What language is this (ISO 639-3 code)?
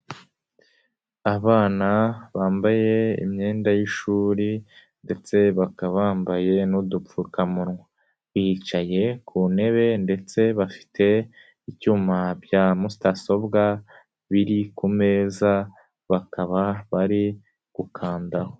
kin